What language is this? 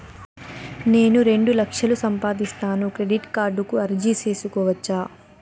Telugu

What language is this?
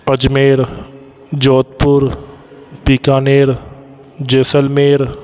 Sindhi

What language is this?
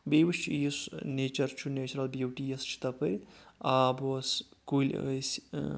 Kashmiri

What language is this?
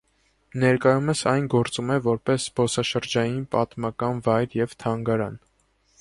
Armenian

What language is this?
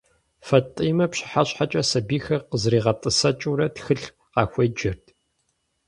Kabardian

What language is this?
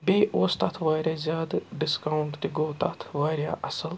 Kashmiri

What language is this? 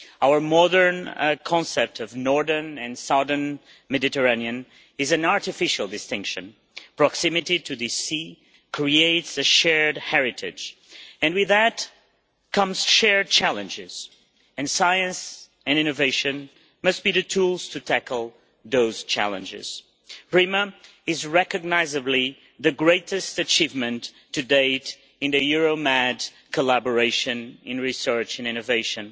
English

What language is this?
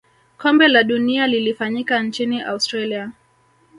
Swahili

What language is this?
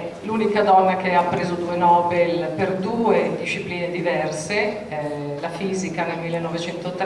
Italian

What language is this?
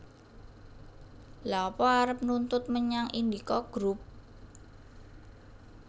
Javanese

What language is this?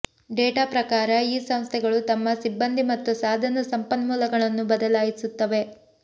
Kannada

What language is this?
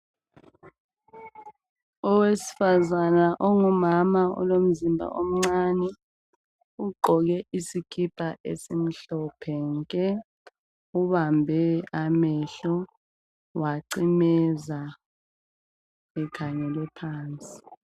North Ndebele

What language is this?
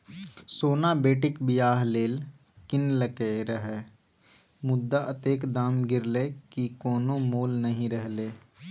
Maithili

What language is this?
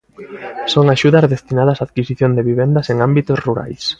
Galician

